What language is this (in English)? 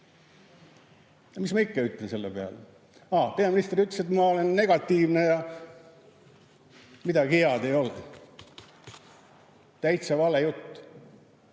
Estonian